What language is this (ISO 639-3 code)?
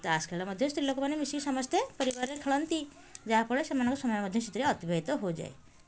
ori